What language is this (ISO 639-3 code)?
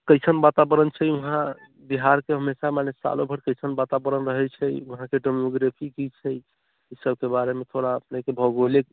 mai